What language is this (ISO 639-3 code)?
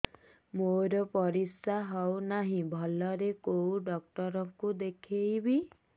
ori